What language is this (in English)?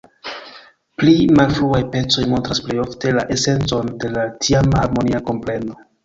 Esperanto